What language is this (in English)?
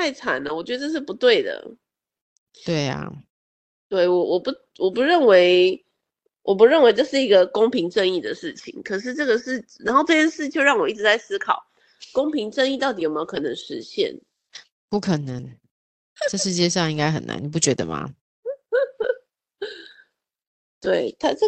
Chinese